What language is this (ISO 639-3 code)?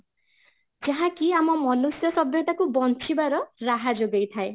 ori